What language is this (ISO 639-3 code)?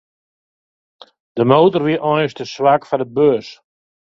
fry